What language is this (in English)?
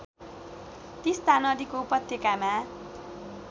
Nepali